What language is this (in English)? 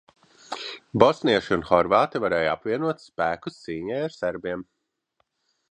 Latvian